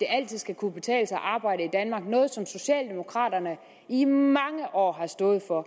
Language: Danish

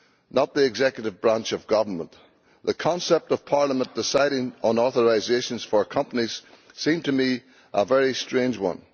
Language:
English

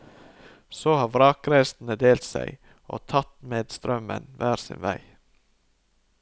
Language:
Norwegian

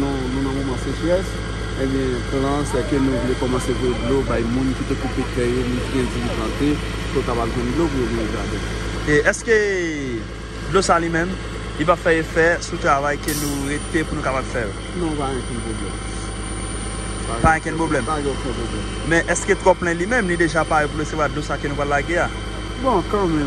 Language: French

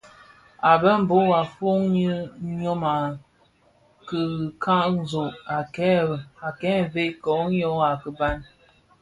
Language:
Bafia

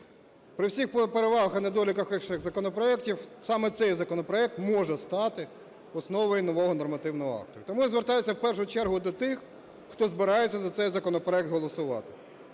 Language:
Ukrainian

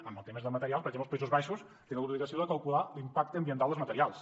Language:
Catalan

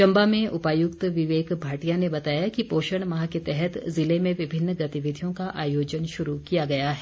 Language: Hindi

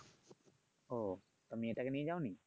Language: Bangla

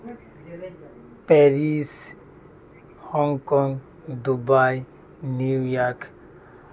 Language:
Santali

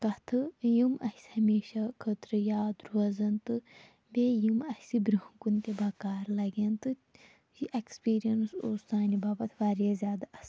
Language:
Kashmiri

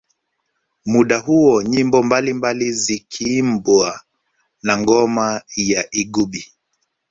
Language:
Swahili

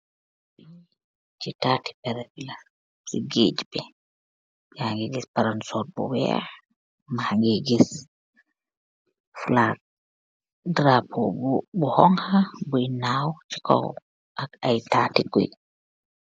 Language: Wolof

